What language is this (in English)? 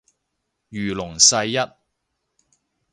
Cantonese